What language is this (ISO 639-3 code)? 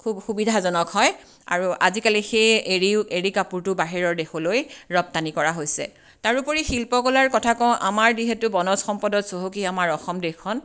asm